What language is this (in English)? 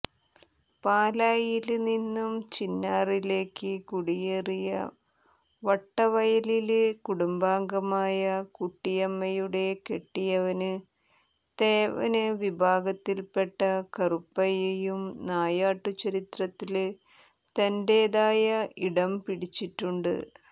Malayalam